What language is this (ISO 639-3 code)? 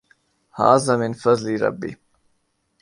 urd